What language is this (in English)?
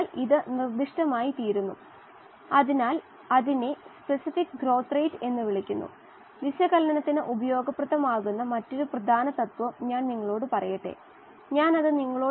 Malayalam